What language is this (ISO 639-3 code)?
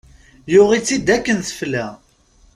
kab